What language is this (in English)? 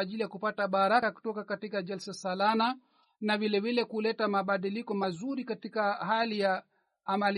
Swahili